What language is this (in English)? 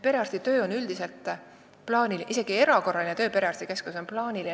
Estonian